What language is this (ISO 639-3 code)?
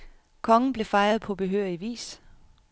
dan